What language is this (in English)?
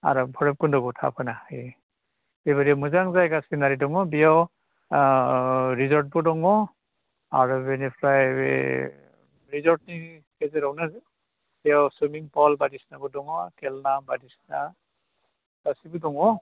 Bodo